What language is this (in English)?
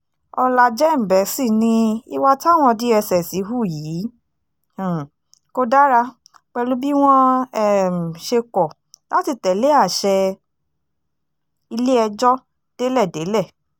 Yoruba